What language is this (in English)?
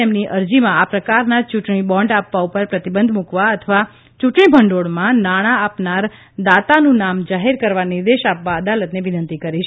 Gujarati